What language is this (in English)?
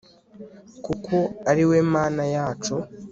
Kinyarwanda